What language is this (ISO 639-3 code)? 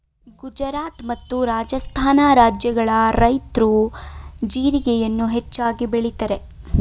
kan